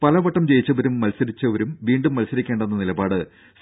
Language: Malayalam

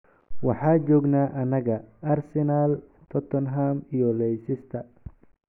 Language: Somali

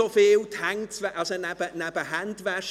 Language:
Swiss German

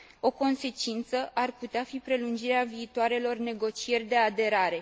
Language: Romanian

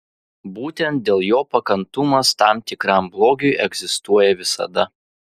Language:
Lithuanian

